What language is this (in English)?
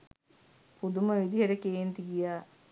Sinhala